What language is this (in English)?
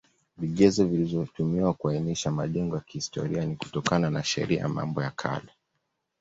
Swahili